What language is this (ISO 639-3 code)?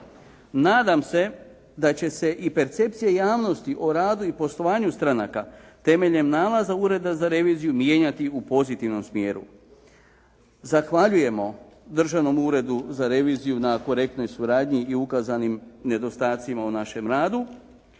hrv